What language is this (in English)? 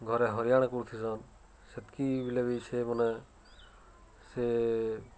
Odia